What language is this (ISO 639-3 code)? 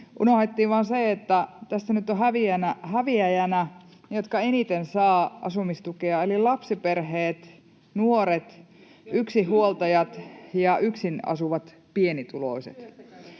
fin